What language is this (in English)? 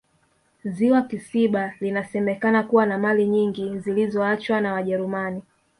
Swahili